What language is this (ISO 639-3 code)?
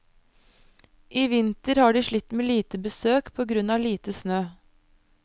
nor